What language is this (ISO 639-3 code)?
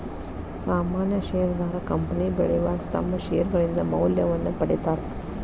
kan